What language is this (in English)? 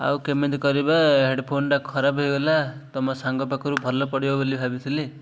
Odia